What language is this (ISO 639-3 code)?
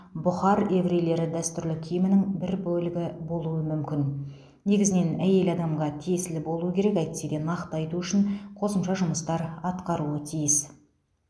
kaz